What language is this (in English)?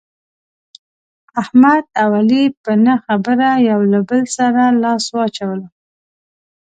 Pashto